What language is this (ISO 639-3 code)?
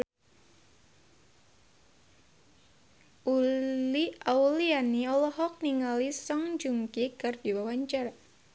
sun